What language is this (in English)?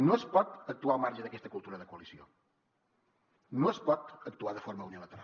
Catalan